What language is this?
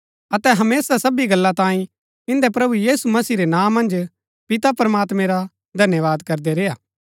Gaddi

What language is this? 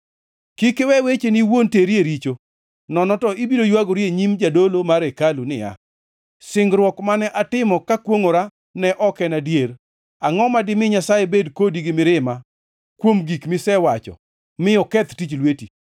Luo (Kenya and Tanzania)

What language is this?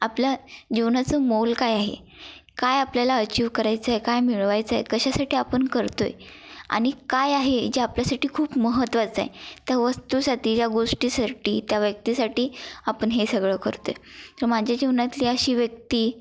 Marathi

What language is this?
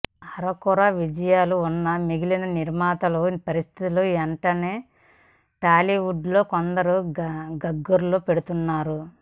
Telugu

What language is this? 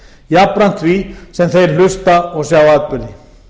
Icelandic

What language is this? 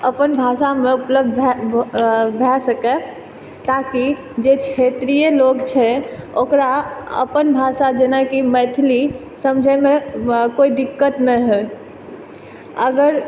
Maithili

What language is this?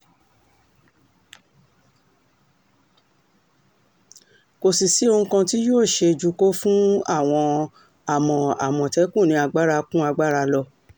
Yoruba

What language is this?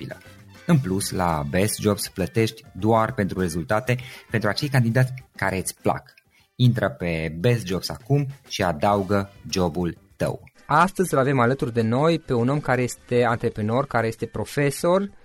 Romanian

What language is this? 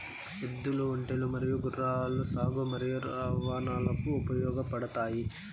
Telugu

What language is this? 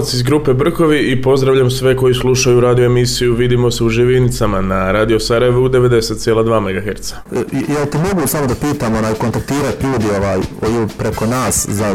Croatian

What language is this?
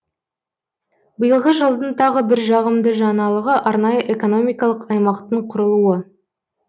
Kazakh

